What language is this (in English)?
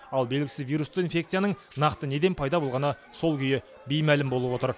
Kazakh